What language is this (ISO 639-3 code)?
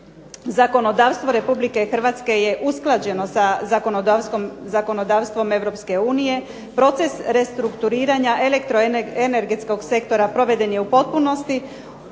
hrv